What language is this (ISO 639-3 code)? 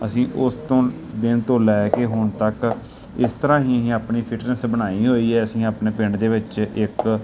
pan